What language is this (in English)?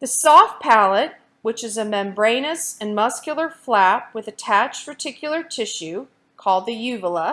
English